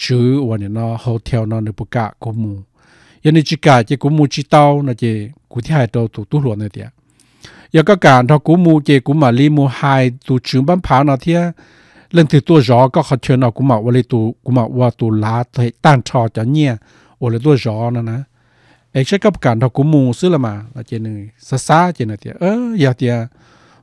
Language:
Thai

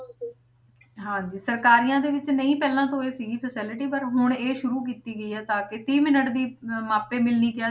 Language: Punjabi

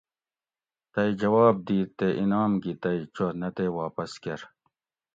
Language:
Gawri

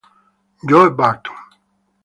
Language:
Italian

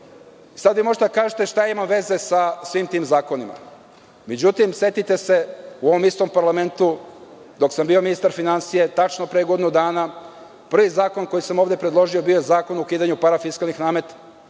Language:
Serbian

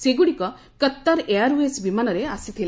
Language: Odia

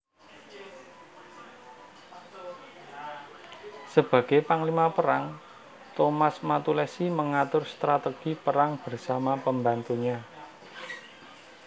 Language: Javanese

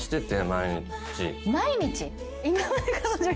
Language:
Japanese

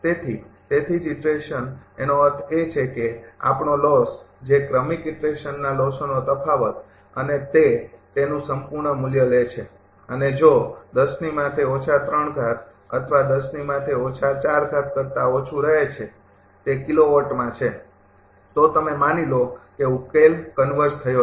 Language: Gujarati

